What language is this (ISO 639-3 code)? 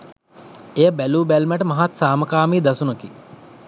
sin